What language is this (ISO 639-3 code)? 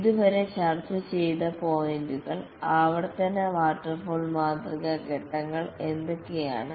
mal